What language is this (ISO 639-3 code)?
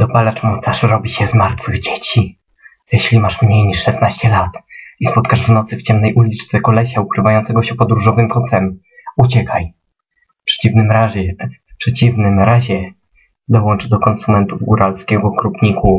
pol